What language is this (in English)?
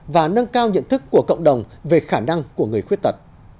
Vietnamese